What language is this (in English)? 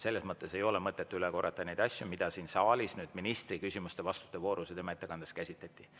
Estonian